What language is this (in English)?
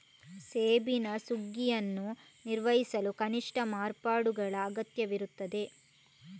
Kannada